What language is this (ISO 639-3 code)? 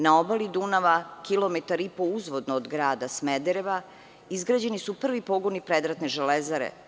srp